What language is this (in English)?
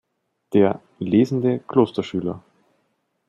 German